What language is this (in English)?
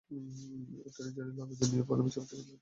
Bangla